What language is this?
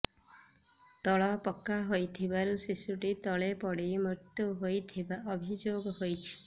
Odia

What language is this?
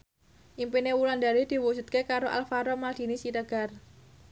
Javanese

